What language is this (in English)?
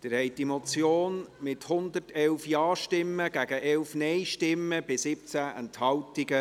Swiss German